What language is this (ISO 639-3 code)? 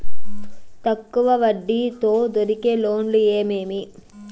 tel